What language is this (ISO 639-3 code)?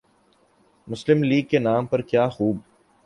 urd